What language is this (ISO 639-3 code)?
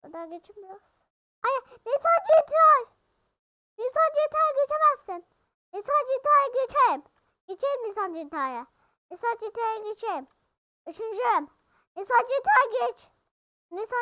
tur